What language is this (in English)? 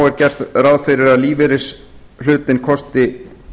Icelandic